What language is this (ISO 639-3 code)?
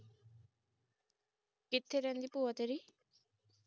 pan